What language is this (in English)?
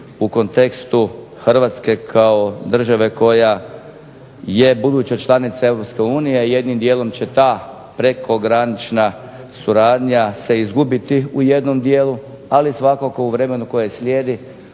Croatian